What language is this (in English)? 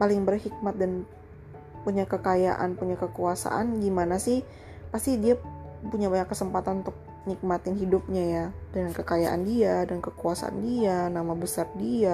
Indonesian